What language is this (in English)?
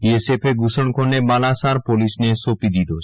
Gujarati